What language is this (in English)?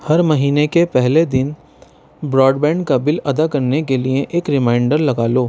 Urdu